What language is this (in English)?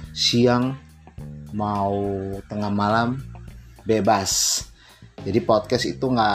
Indonesian